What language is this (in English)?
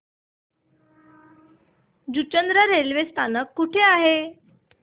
Marathi